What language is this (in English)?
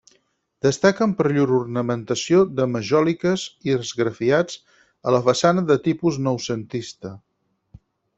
Catalan